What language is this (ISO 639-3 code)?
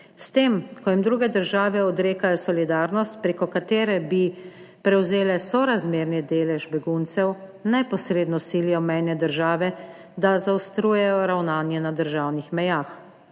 slv